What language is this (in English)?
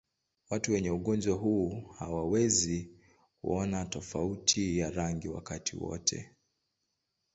Swahili